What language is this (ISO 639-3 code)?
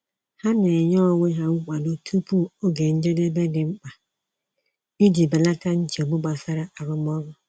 ibo